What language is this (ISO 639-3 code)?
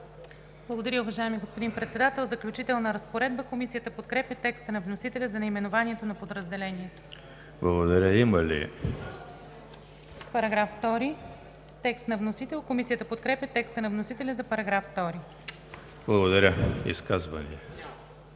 bul